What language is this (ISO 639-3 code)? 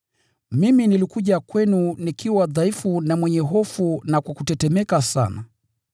swa